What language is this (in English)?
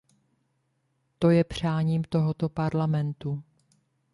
Czech